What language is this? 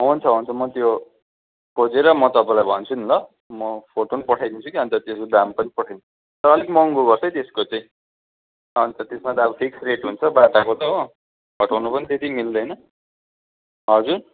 Nepali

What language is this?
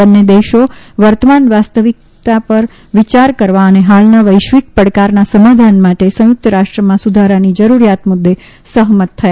Gujarati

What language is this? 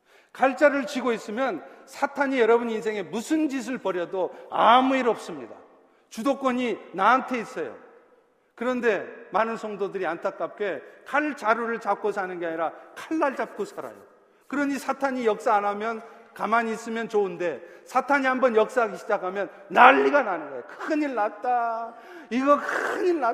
Korean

